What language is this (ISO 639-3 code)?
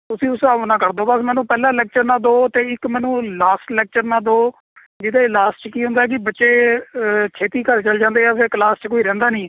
pan